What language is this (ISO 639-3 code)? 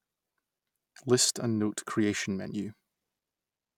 eng